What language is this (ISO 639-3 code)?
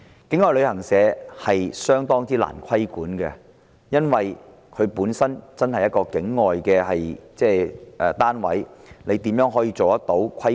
yue